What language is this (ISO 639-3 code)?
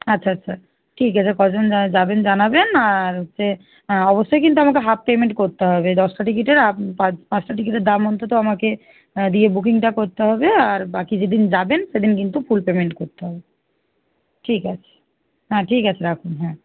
ben